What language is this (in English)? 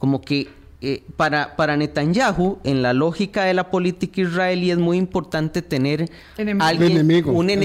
Spanish